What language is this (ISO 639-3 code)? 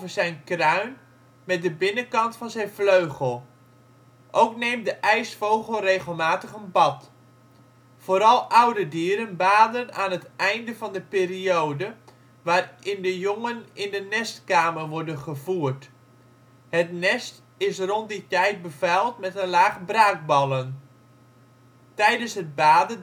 nld